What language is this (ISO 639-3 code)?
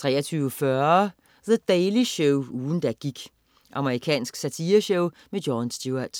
dan